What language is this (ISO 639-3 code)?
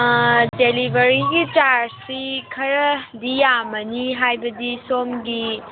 mni